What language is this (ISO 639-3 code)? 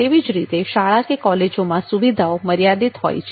guj